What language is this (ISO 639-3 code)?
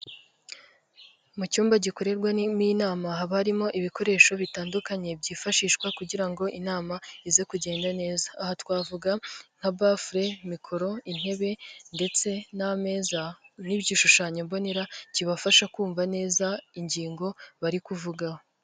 kin